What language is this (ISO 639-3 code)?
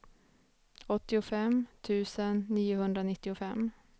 swe